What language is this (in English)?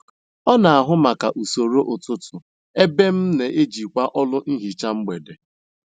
Igbo